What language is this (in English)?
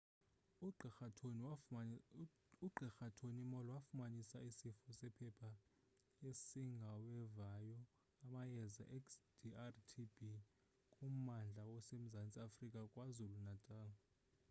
Xhosa